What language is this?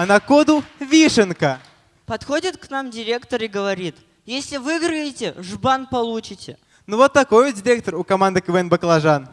Russian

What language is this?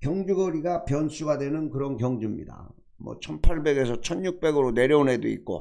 Korean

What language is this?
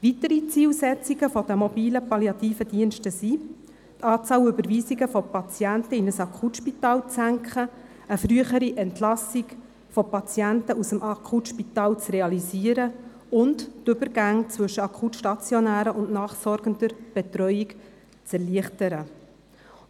Swiss German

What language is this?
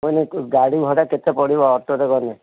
Odia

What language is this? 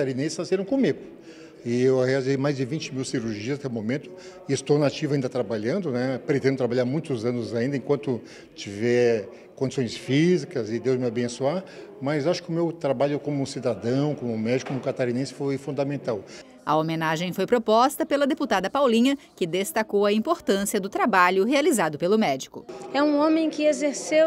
Portuguese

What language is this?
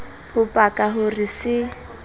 Southern Sotho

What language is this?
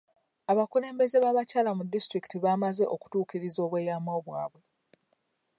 Ganda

